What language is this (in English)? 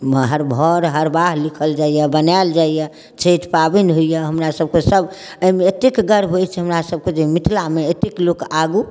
Maithili